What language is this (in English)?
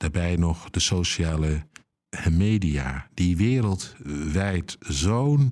Dutch